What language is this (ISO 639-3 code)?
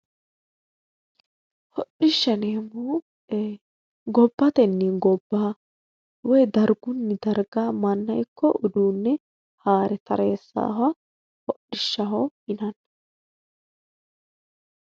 sid